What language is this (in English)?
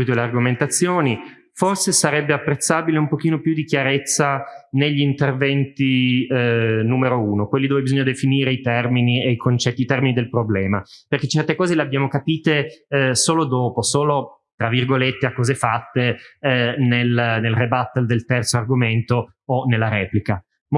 Italian